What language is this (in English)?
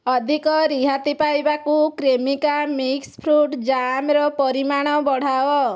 Odia